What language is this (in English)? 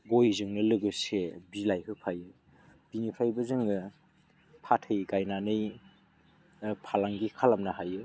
Bodo